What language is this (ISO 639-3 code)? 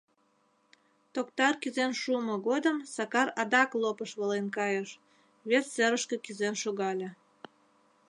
chm